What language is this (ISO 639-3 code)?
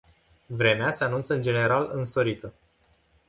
ron